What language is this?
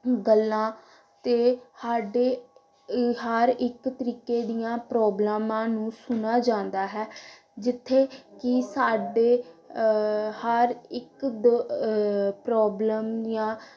Punjabi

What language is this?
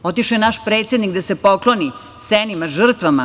Serbian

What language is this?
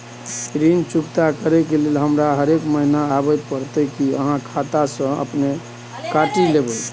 Maithili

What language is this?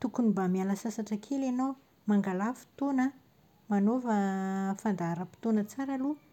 Malagasy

